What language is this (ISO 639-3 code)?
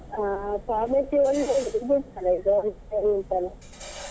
kan